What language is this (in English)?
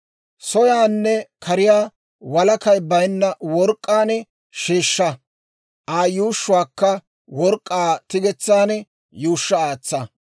Dawro